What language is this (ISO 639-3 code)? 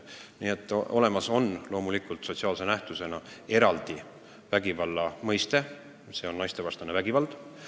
est